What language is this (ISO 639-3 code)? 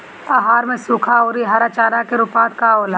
bho